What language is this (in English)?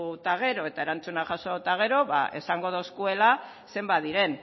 Basque